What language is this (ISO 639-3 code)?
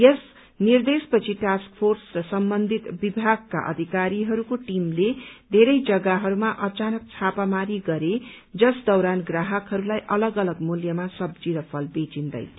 nep